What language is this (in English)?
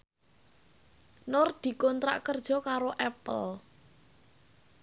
Javanese